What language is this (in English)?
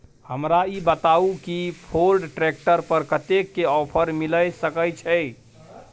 Maithili